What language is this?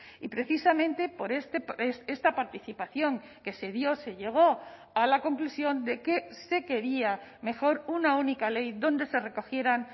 Spanish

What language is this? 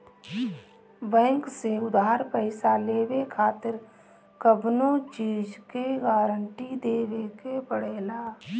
Bhojpuri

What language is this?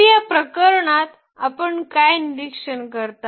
Marathi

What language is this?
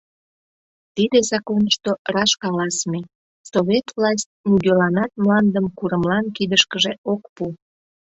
Mari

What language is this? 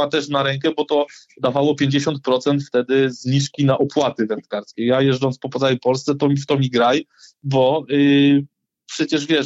Polish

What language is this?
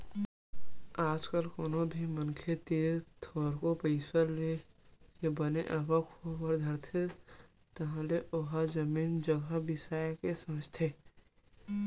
Chhattisgarhi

